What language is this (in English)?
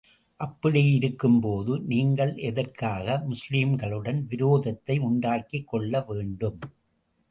Tamil